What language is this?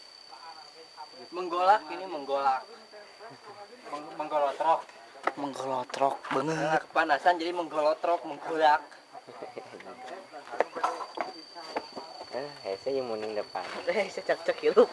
Indonesian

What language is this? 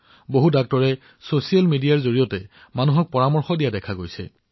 Assamese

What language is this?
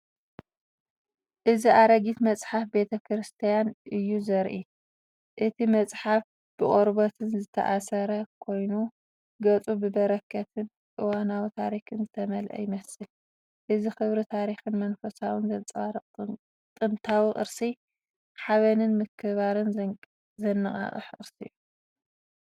Tigrinya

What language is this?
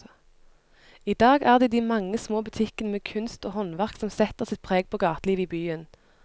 Norwegian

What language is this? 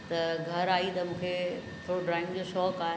Sindhi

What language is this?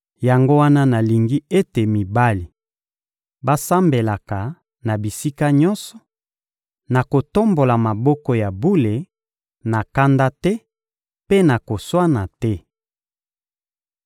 Lingala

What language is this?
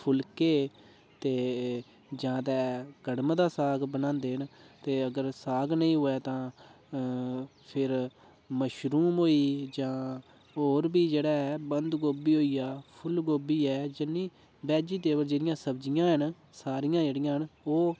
Dogri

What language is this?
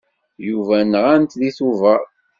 Kabyle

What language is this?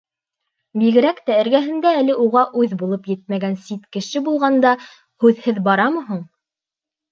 Bashkir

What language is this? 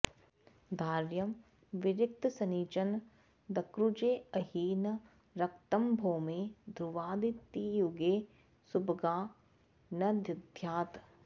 Sanskrit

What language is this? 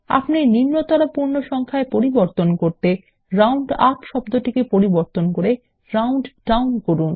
Bangla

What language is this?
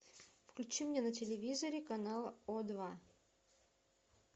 Russian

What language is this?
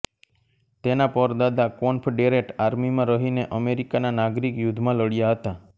Gujarati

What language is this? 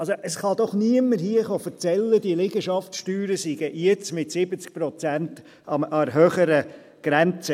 Swiss German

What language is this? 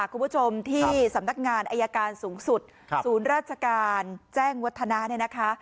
Thai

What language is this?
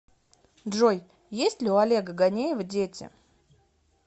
Russian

